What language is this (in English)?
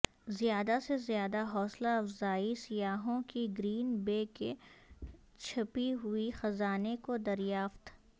Urdu